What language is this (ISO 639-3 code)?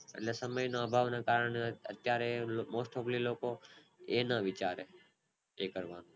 guj